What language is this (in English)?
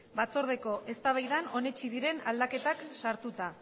Basque